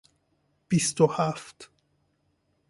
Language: Persian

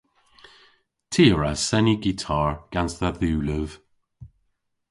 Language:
Cornish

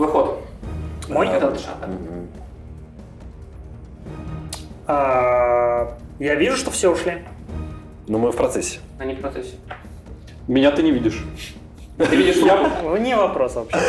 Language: Russian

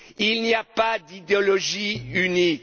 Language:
French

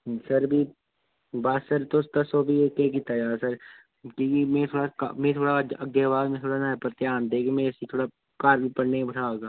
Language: Dogri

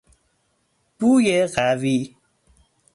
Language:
Persian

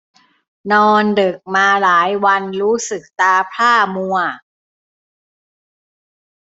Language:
Thai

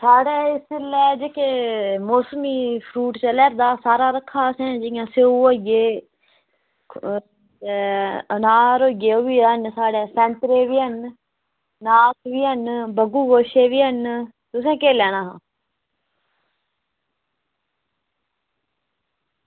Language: Dogri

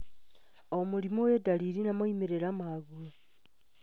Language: Kikuyu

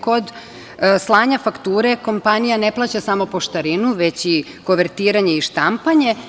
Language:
Serbian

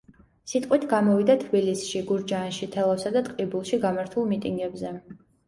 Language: Georgian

